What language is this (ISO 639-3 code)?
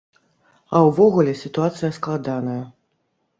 bel